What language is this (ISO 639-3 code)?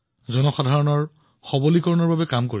asm